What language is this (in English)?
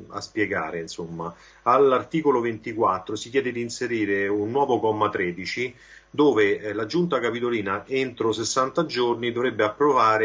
Italian